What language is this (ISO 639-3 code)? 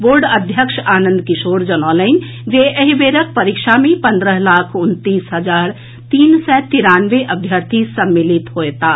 mai